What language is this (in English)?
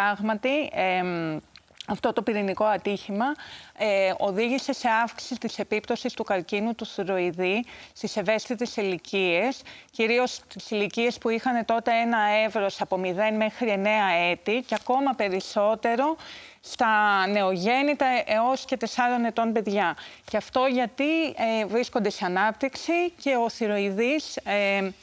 Greek